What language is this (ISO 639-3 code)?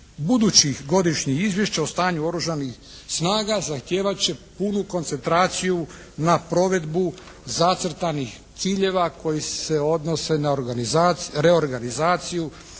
hrv